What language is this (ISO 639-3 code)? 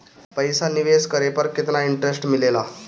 bho